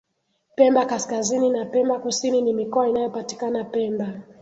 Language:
Swahili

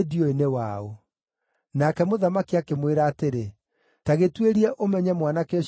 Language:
Kikuyu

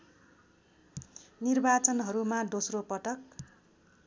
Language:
Nepali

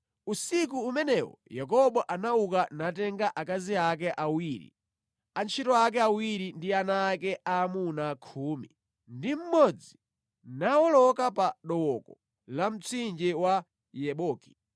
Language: Nyanja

